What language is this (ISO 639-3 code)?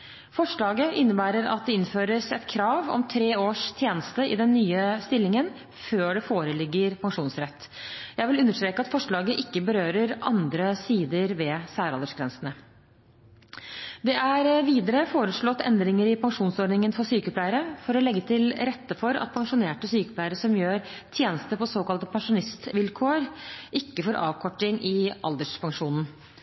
nob